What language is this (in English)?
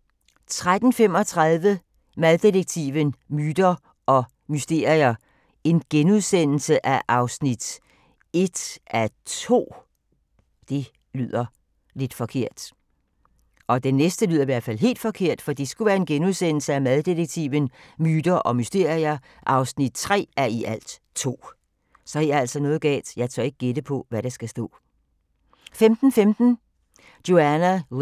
Danish